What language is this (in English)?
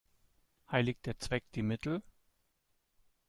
German